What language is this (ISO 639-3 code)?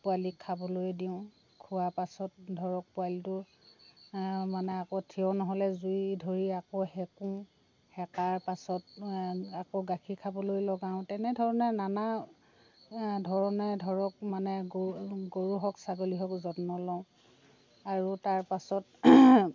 asm